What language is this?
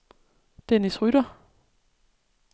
Danish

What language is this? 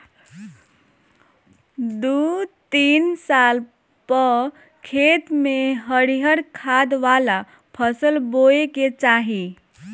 Bhojpuri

